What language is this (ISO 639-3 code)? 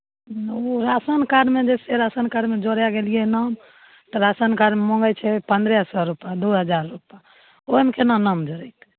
mai